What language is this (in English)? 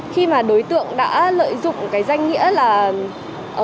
Vietnamese